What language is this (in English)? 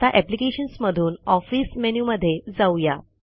Marathi